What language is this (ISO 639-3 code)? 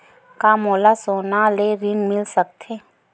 hne